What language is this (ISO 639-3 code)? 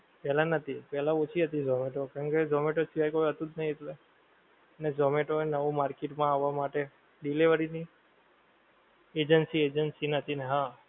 guj